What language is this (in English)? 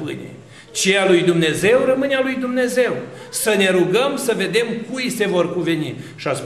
Romanian